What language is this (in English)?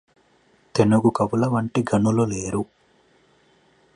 Telugu